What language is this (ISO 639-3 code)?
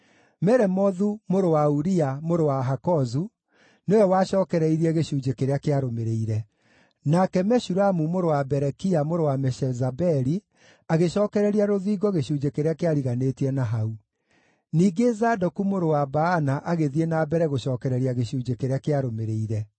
kik